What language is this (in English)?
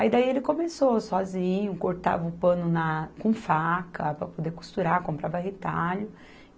Portuguese